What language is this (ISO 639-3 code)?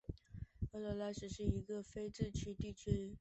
zho